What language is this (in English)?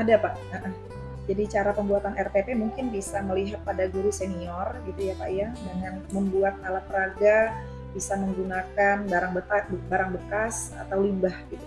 Indonesian